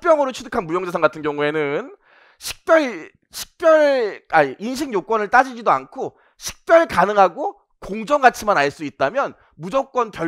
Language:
Korean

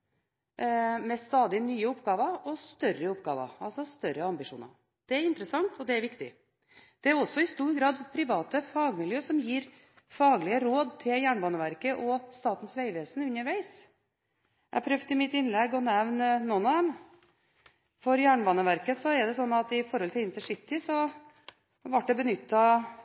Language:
Norwegian Bokmål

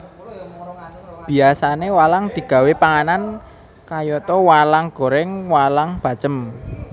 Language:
Javanese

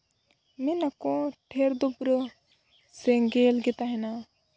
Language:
Santali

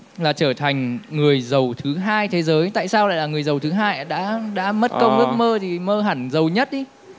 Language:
Vietnamese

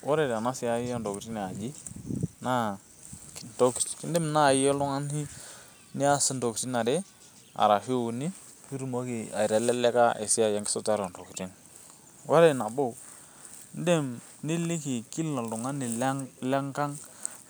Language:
Masai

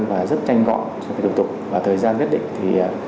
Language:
Vietnamese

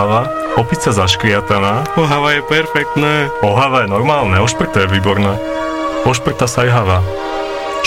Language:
Slovak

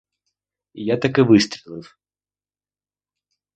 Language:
Ukrainian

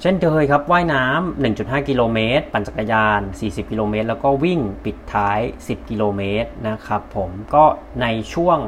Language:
Thai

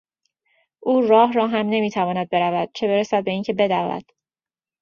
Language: Persian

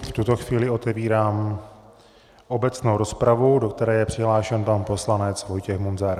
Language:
Czech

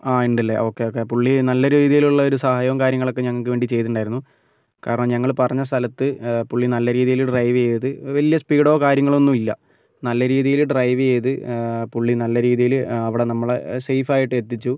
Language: Malayalam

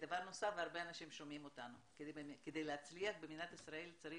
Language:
Hebrew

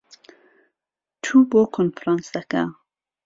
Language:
Central Kurdish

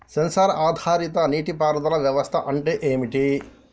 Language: Telugu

